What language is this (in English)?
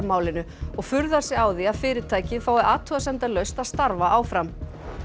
Icelandic